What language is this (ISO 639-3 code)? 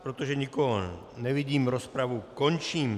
ces